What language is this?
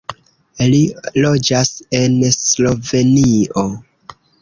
Esperanto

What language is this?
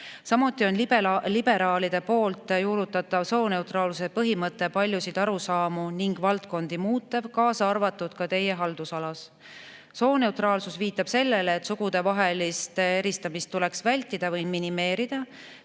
Estonian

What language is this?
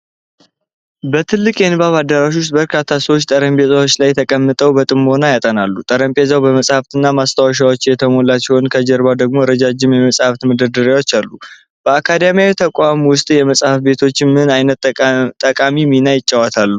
Amharic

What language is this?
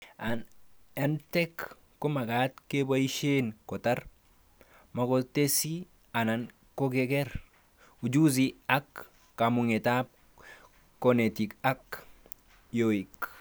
Kalenjin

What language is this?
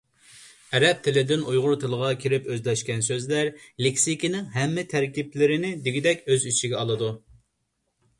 Uyghur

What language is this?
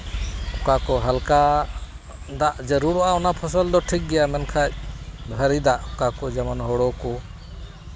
Santali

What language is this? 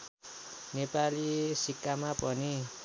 Nepali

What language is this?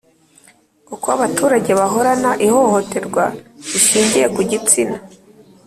Kinyarwanda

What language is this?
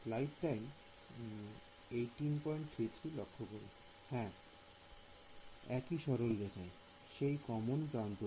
Bangla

